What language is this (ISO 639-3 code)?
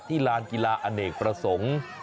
tha